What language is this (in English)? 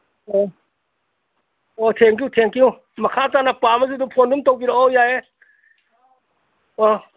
Manipuri